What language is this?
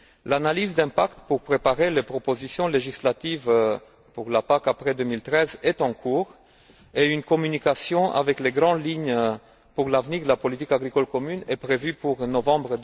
French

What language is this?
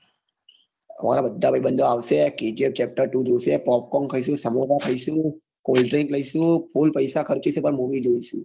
Gujarati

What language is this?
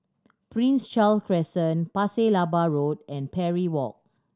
English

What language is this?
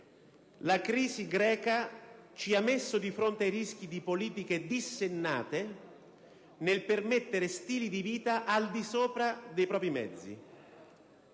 Italian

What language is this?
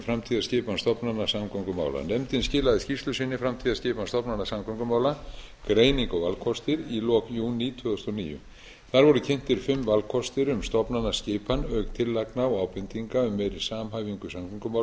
Icelandic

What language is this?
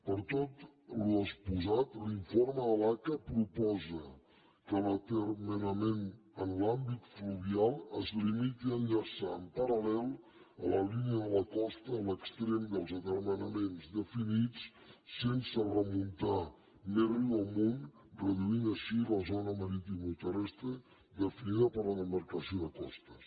Catalan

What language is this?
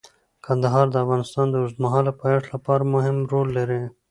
Pashto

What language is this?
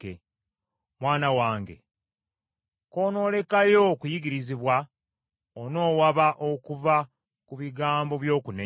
Ganda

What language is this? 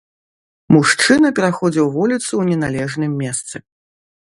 Belarusian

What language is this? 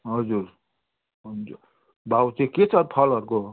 Nepali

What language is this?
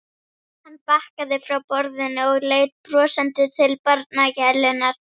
Icelandic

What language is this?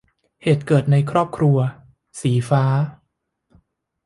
Thai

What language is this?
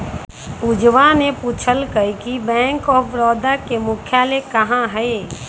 Magahi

